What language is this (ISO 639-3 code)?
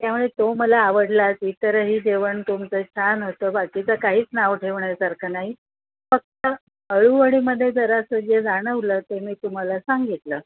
mar